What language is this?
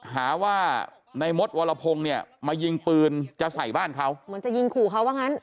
Thai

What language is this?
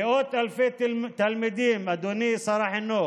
Hebrew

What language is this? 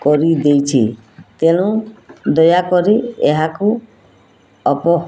Odia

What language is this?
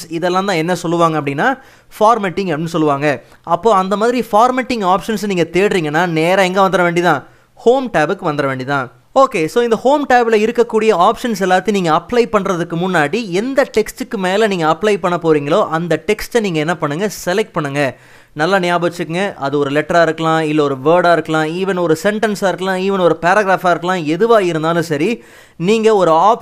Tamil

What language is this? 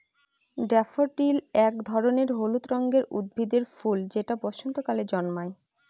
Bangla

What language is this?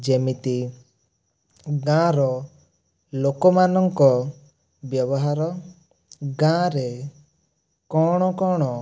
Odia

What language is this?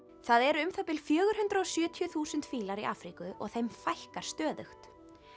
Icelandic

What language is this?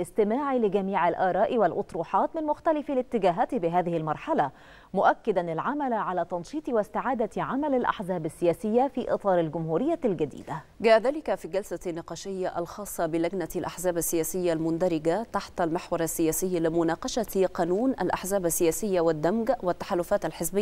Arabic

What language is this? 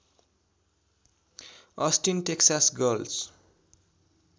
Nepali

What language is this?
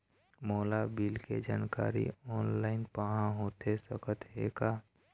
Chhattisgarhi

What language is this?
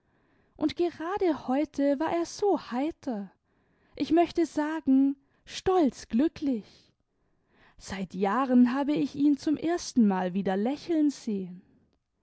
German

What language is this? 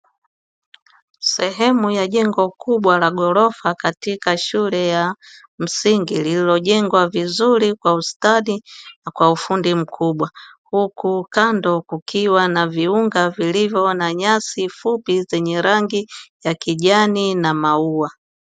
Swahili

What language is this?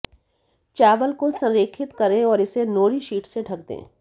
Hindi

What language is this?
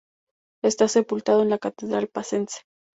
Spanish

